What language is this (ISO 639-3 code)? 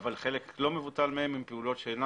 heb